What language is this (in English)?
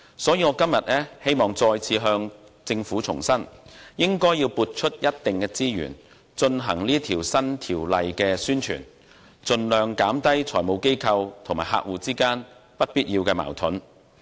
Cantonese